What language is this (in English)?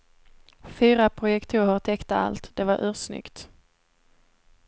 Swedish